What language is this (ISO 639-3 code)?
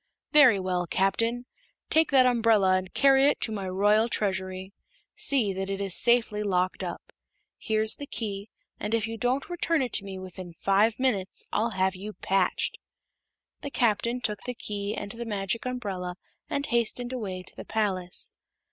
eng